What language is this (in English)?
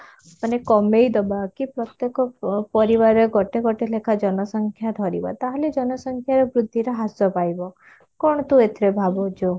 Odia